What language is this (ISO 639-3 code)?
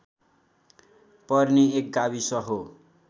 nep